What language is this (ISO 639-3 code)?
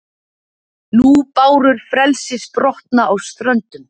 isl